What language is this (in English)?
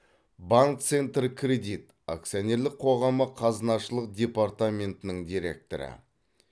Kazakh